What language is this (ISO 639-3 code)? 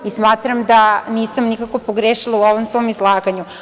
srp